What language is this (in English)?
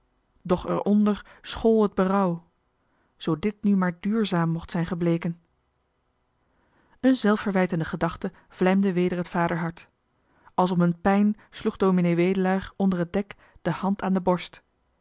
Dutch